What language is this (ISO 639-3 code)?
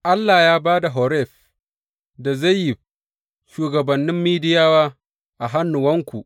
hau